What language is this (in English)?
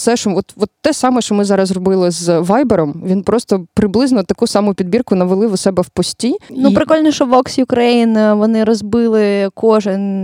Ukrainian